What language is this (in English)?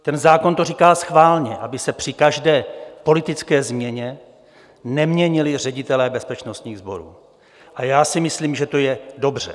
Czech